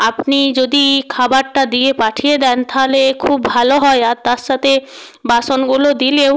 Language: Bangla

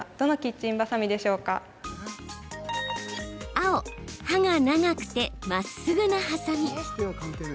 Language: Japanese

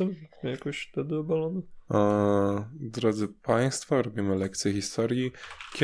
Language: Polish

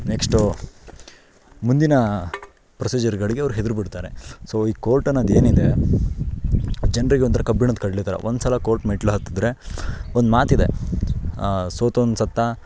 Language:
Kannada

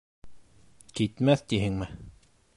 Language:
Bashkir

